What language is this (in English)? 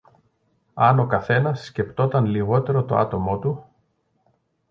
Greek